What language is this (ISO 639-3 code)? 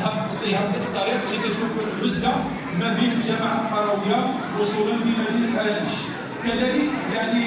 ara